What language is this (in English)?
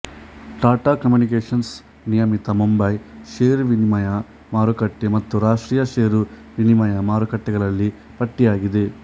Kannada